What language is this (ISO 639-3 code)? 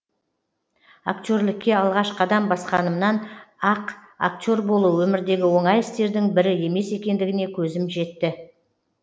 kaz